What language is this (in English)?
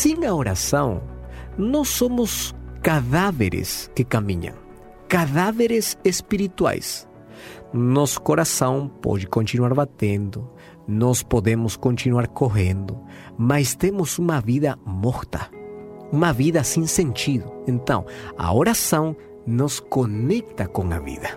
Portuguese